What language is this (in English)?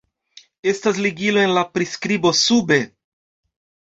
Esperanto